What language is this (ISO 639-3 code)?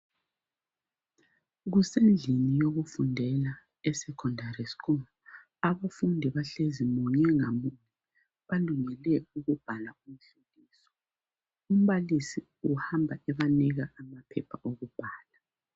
nde